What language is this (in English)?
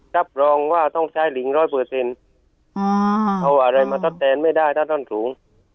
Thai